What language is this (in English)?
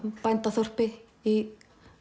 Icelandic